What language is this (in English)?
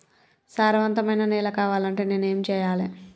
Telugu